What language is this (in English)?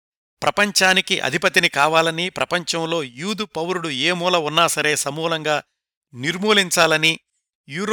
Telugu